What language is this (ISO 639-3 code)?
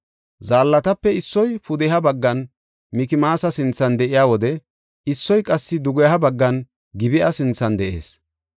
gof